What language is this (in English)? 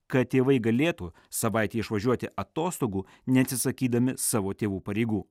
Lithuanian